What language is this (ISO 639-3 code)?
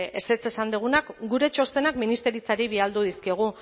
eus